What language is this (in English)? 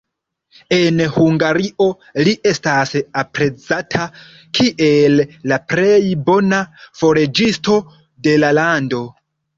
Esperanto